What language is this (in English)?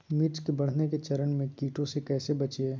Magahi